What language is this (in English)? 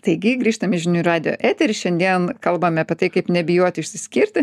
Lithuanian